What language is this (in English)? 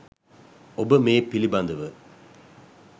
Sinhala